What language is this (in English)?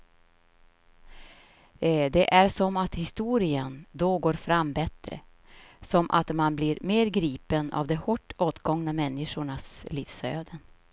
Swedish